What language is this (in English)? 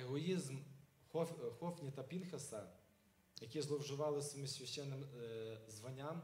Ukrainian